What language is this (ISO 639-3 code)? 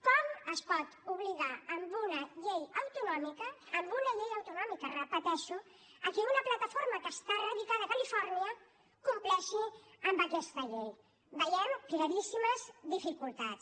cat